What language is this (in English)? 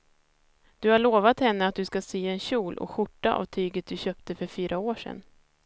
Swedish